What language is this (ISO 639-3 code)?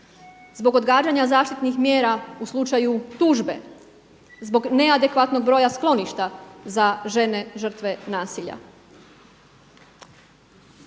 hrv